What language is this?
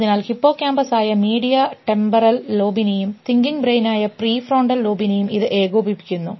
Malayalam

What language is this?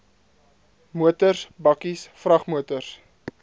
Afrikaans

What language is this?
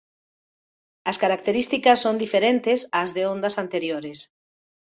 Galician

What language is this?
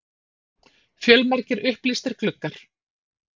Icelandic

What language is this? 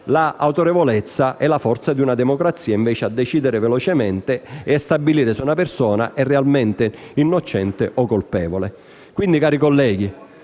Italian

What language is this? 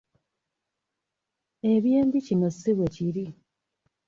Ganda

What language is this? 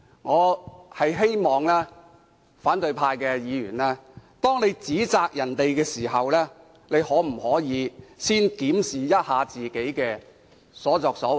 Cantonese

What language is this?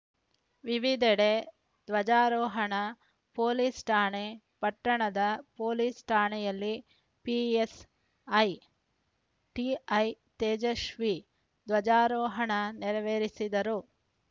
Kannada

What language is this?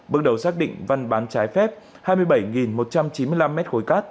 Vietnamese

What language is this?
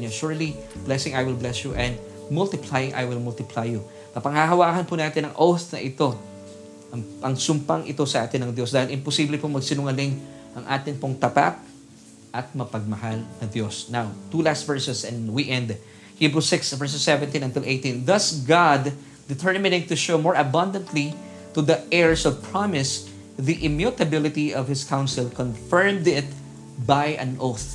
Filipino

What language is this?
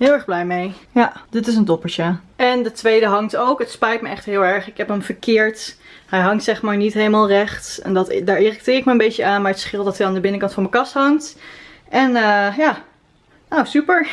Dutch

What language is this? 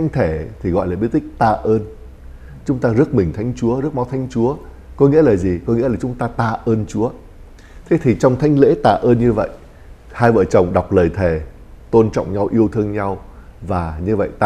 Vietnamese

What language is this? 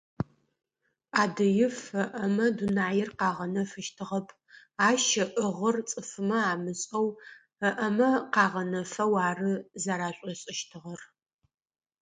Adyghe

